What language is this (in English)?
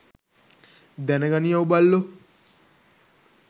Sinhala